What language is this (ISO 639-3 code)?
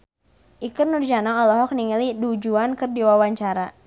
sun